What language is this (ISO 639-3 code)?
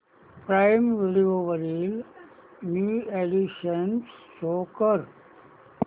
mar